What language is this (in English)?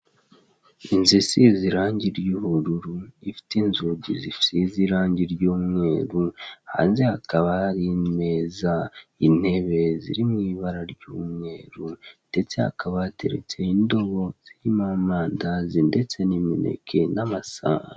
Kinyarwanda